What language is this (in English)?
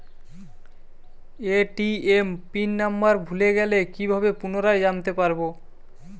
Bangla